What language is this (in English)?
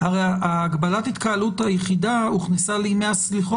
Hebrew